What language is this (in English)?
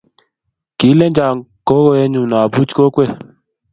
Kalenjin